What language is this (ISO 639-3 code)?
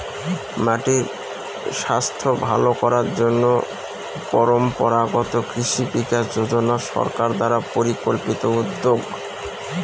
ben